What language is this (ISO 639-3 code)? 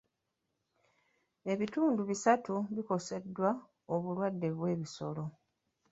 lug